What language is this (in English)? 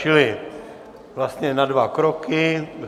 Czech